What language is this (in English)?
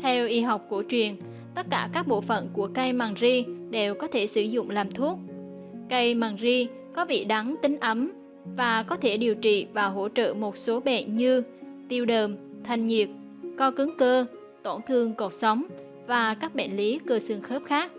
Vietnamese